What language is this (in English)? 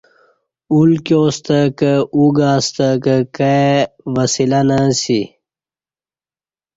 Kati